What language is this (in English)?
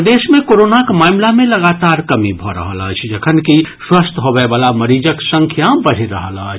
Maithili